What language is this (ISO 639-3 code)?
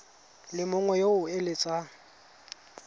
tsn